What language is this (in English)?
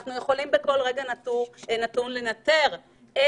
Hebrew